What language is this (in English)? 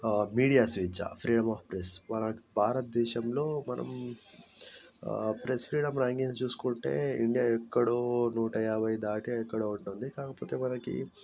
Telugu